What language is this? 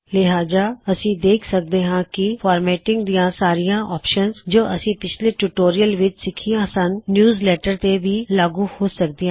Punjabi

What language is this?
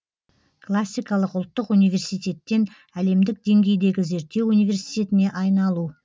Kazakh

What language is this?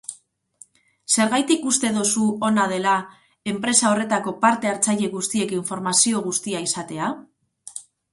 Basque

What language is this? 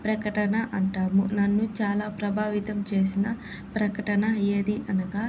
Telugu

